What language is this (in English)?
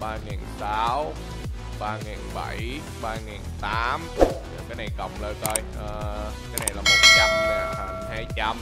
Vietnamese